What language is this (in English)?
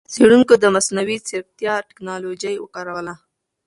Pashto